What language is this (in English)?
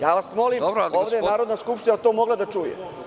Serbian